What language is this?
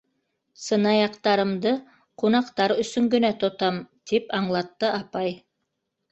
Bashkir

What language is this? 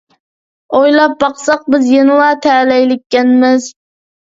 Uyghur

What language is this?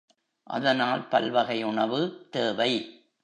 Tamil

